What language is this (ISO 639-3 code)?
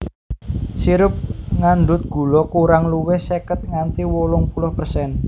jav